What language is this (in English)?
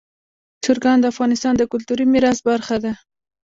Pashto